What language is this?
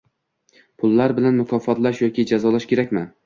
Uzbek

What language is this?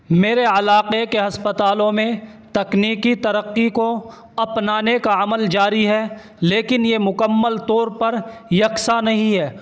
Urdu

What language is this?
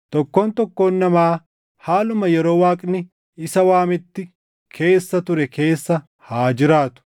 Oromo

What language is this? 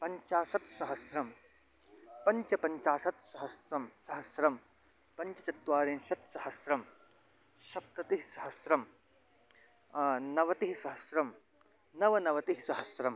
Sanskrit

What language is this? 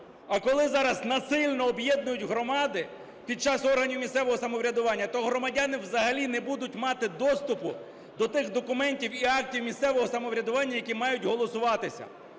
Ukrainian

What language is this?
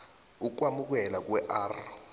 South Ndebele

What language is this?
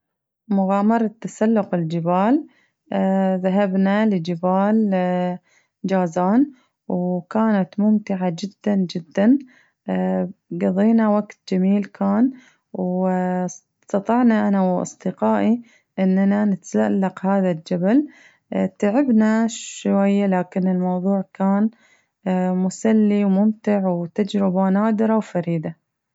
Najdi Arabic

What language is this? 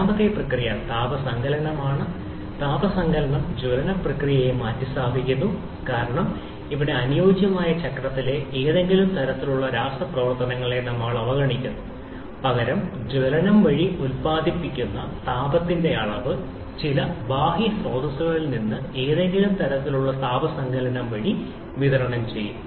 Malayalam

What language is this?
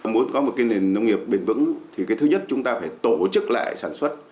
Vietnamese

